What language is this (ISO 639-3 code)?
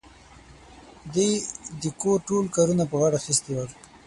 pus